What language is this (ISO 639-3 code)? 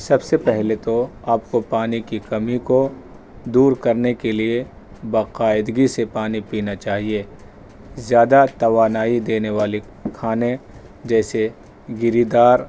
urd